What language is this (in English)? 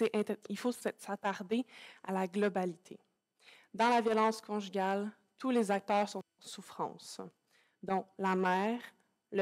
French